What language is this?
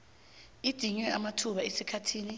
South Ndebele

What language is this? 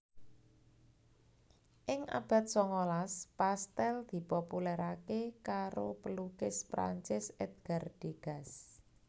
Javanese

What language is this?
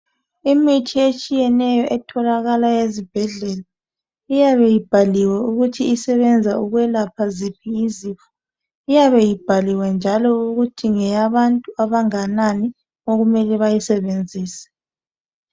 North Ndebele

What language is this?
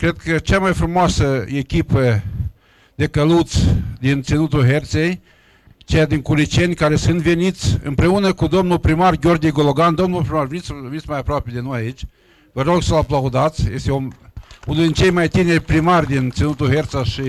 Romanian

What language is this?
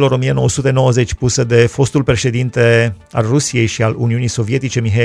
Romanian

